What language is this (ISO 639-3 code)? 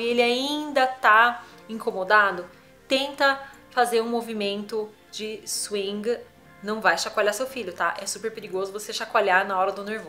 por